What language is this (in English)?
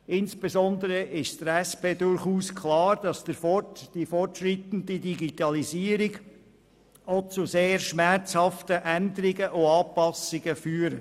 Swiss German